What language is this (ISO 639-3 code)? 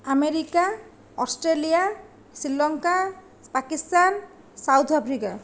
ori